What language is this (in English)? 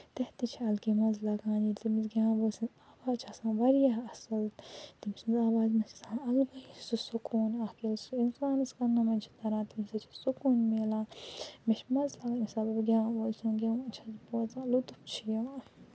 Kashmiri